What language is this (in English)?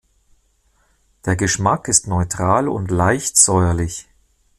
German